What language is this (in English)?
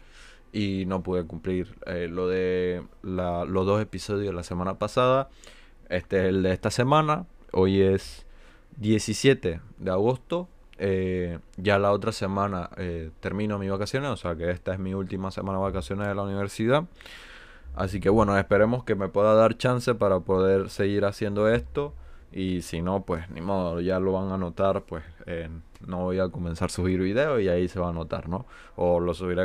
Spanish